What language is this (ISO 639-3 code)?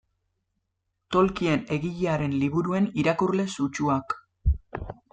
eus